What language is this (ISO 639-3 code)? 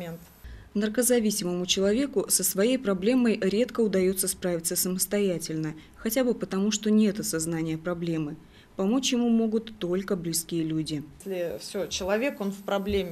rus